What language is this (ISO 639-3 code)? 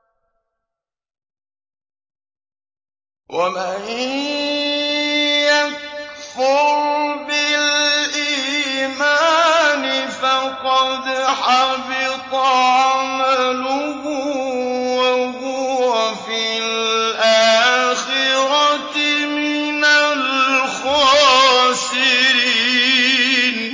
ara